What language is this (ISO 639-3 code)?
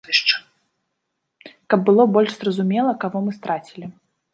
bel